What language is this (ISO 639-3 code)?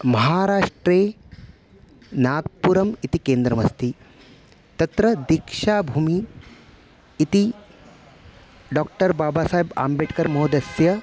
san